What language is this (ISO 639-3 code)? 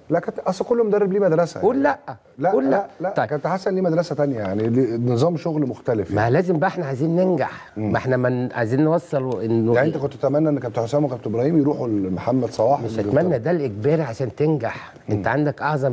ara